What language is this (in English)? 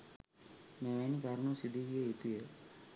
Sinhala